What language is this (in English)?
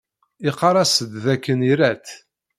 Kabyle